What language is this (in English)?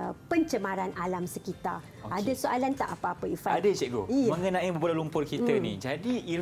Malay